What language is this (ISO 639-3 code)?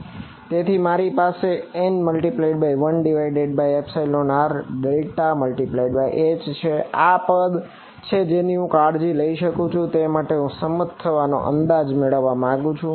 guj